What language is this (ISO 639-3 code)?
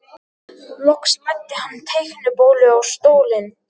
isl